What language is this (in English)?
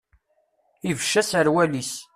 Kabyle